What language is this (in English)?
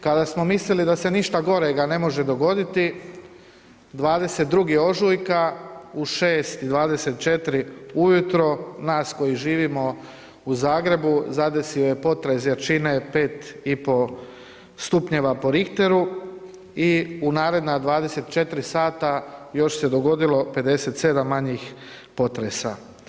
Croatian